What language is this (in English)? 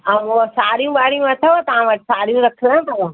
Sindhi